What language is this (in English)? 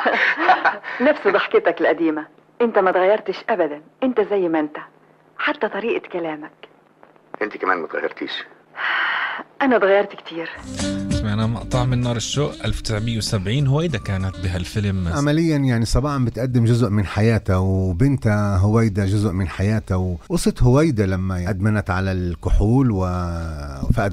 Arabic